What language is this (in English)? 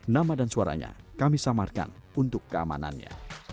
Indonesian